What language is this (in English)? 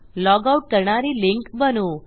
Marathi